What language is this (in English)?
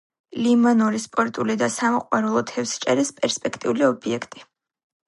Georgian